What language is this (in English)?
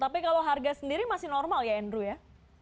Indonesian